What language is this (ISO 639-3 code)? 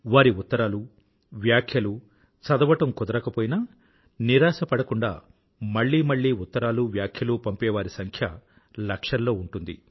tel